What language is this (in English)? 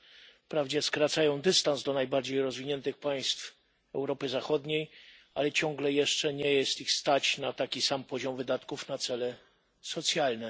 Polish